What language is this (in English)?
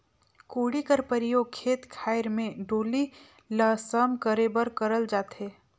Chhattisgarhi